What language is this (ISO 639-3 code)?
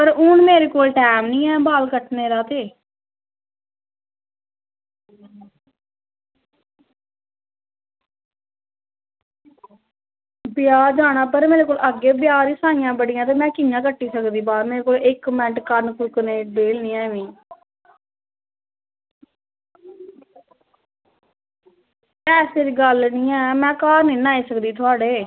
doi